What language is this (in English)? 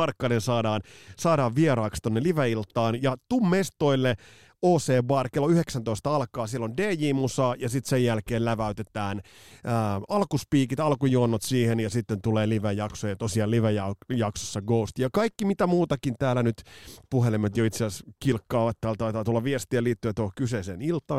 Finnish